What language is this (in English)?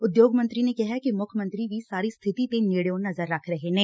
Punjabi